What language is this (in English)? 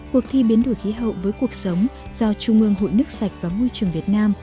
Vietnamese